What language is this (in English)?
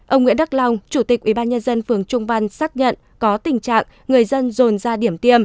Vietnamese